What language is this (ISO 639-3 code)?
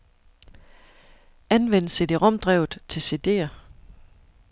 dan